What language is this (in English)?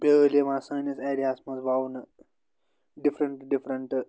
Kashmiri